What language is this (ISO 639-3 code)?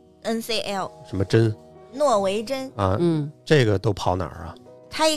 zho